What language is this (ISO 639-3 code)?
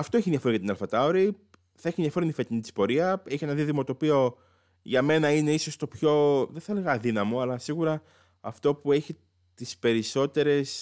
ell